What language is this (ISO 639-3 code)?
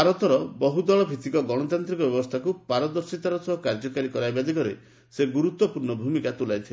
ori